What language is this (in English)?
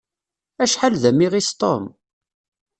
Kabyle